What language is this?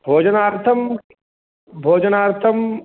Sanskrit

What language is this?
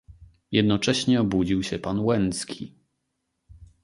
Polish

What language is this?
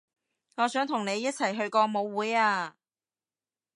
Cantonese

